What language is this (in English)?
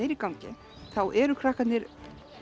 Icelandic